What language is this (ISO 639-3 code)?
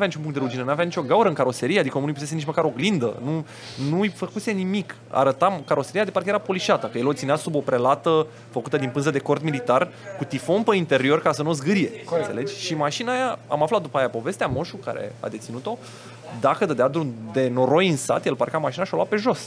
ron